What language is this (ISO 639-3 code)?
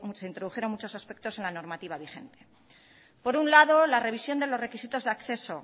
spa